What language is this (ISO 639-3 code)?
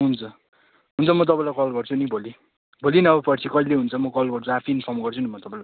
nep